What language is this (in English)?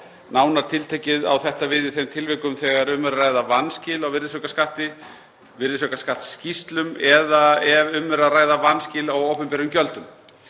Icelandic